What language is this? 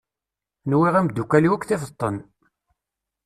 Kabyle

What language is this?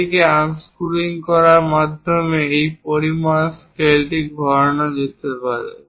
Bangla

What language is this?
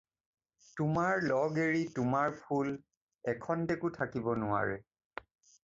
Assamese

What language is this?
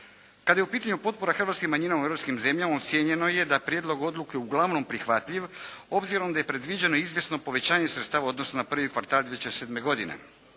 Croatian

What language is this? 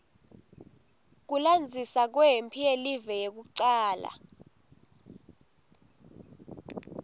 Swati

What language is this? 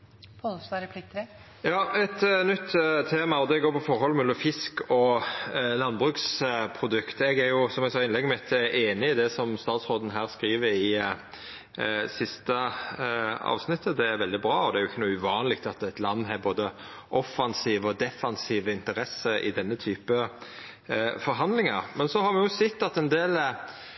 Norwegian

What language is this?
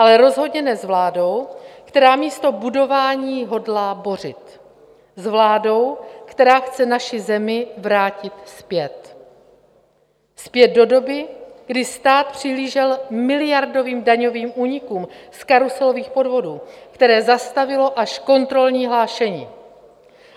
Czech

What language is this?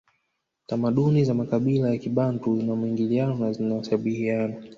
Swahili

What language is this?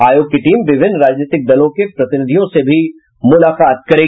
Hindi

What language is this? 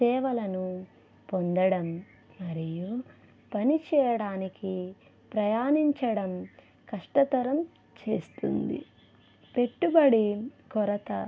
Telugu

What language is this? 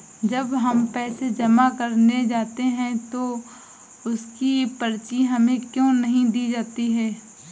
Hindi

